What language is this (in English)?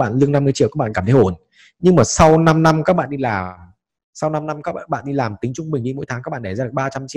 Vietnamese